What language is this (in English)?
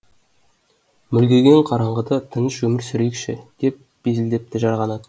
Kazakh